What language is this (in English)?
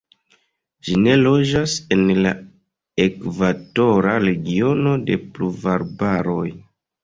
Esperanto